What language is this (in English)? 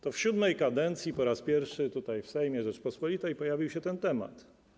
Polish